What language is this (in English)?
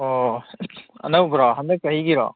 Manipuri